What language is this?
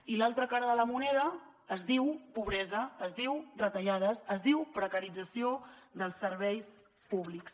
Catalan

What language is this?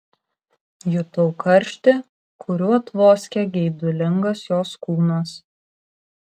Lithuanian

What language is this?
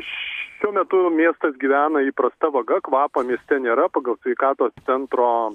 Lithuanian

